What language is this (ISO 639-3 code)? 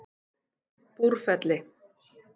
isl